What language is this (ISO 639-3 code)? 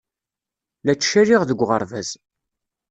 kab